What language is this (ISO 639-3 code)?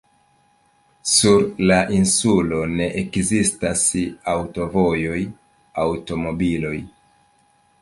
epo